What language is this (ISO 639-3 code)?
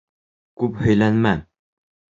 bak